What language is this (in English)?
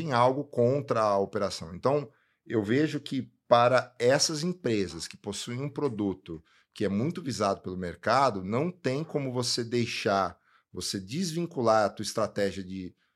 Portuguese